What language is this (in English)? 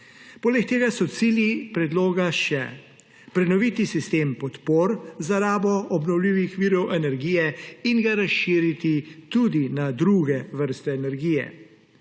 Slovenian